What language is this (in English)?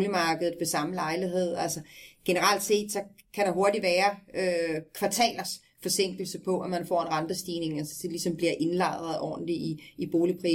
Danish